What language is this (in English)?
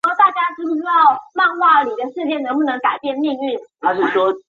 Chinese